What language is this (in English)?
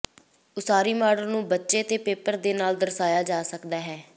Punjabi